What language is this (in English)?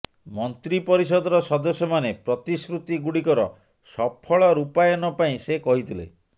Odia